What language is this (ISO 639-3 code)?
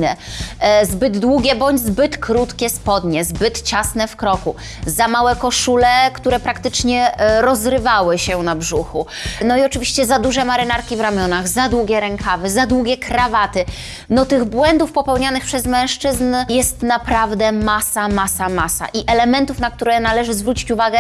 pol